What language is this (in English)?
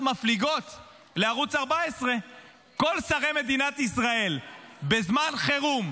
Hebrew